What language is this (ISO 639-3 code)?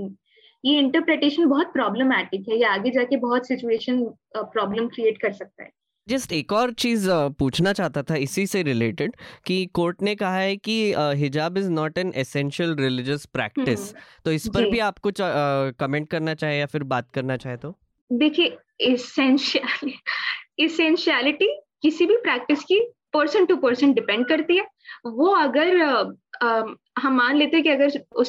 hin